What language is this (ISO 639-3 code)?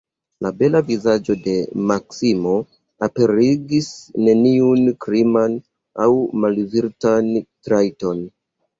epo